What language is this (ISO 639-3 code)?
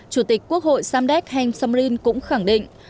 vie